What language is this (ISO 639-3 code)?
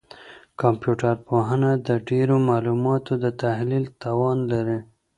pus